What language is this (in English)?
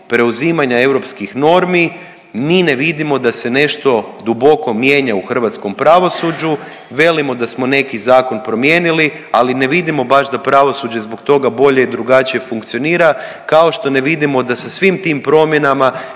Croatian